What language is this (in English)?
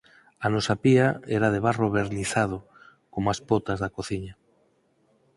Galician